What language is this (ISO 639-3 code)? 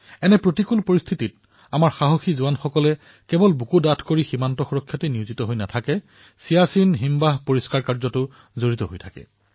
asm